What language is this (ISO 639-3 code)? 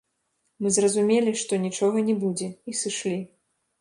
bel